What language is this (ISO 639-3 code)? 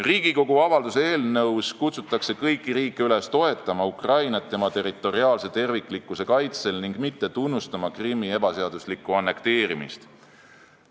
est